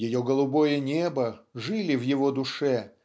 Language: Russian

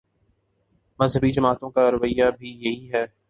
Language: Urdu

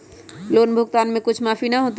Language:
Magahi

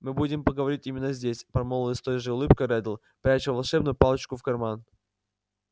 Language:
Russian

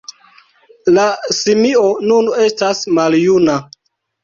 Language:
Esperanto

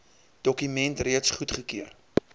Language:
Afrikaans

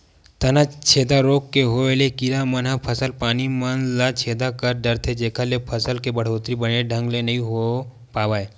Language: Chhattisgarhi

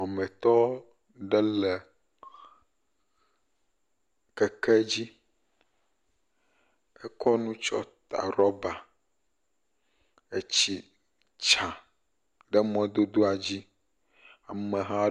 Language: Ewe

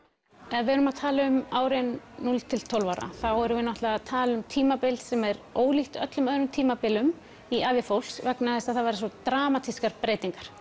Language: Icelandic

